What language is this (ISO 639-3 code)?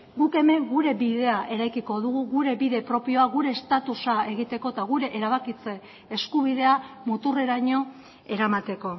eus